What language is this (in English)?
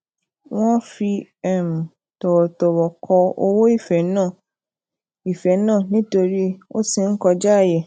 Yoruba